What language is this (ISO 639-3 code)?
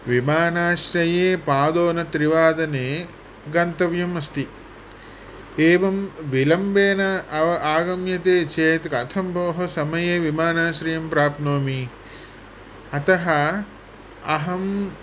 san